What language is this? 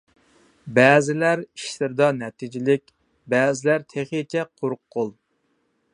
Uyghur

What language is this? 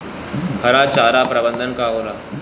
Bhojpuri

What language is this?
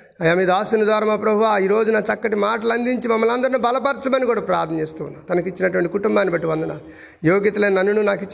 Telugu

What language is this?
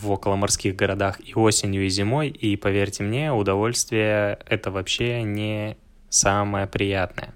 Russian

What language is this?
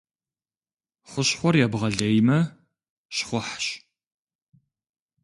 Kabardian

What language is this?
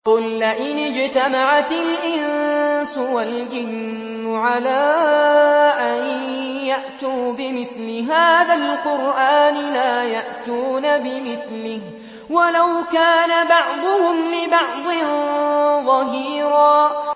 Arabic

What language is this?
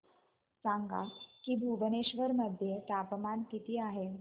Marathi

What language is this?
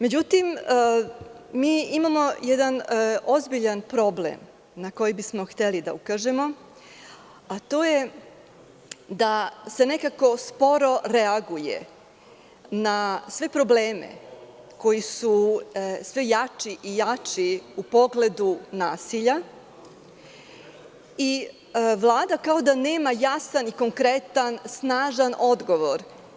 Serbian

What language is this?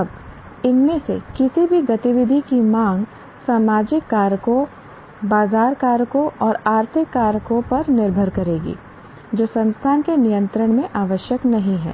Hindi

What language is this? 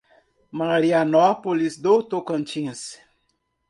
Portuguese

